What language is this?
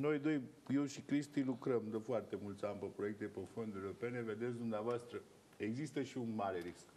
Romanian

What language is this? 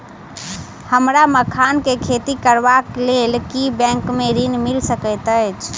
Maithili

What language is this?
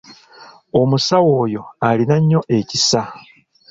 Ganda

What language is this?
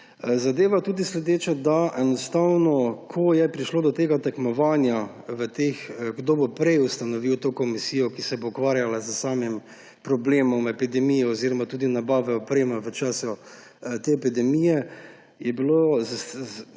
Slovenian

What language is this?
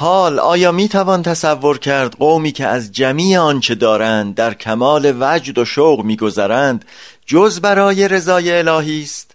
Persian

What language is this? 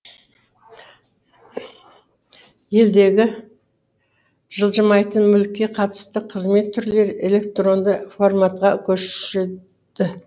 Kazakh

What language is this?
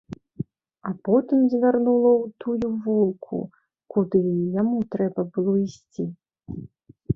Belarusian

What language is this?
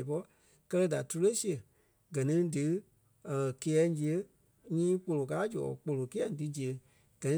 Kpelle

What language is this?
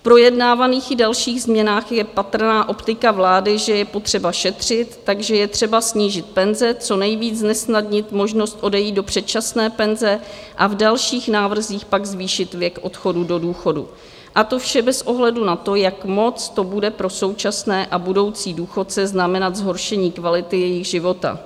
Czech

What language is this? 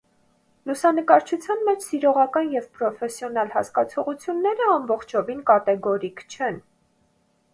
Armenian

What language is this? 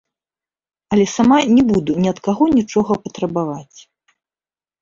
Belarusian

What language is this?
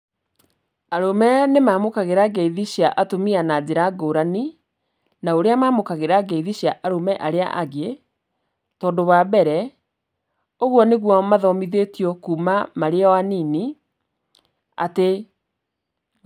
Kikuyu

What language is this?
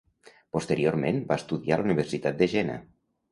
Catalan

